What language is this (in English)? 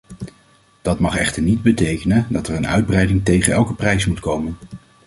Dutch